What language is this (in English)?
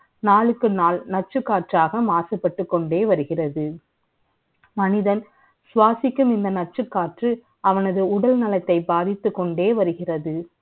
Tamil